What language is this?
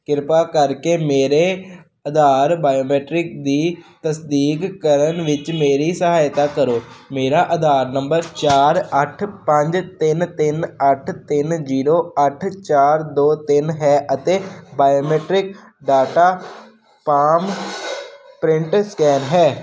Punjabi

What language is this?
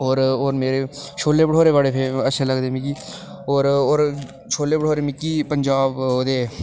Dogri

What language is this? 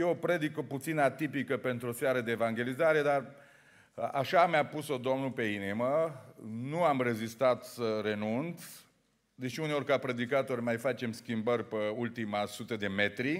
Romanian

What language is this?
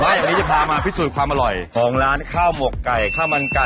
Thai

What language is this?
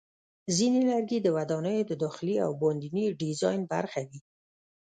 Pashto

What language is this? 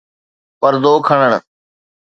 Sindhi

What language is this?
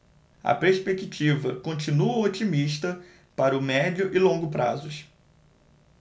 Portuguese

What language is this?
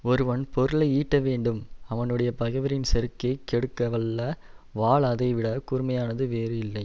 Tamil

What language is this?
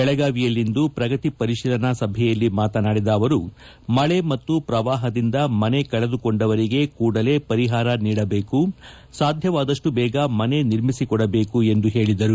Kannada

